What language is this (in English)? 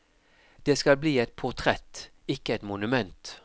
Norwegian